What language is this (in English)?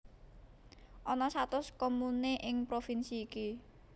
Javanese